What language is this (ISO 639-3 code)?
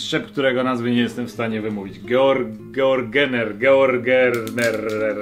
pol